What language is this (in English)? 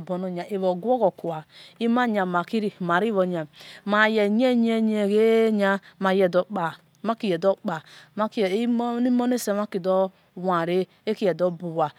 Esan